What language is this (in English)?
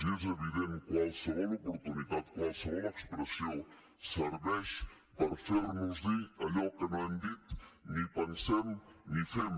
Catalan